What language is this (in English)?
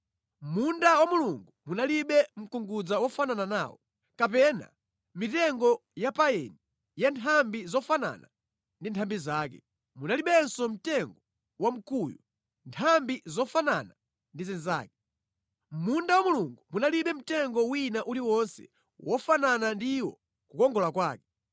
Nyanja